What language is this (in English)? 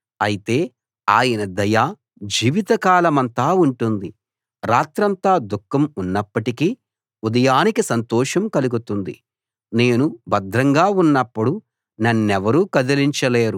Telugu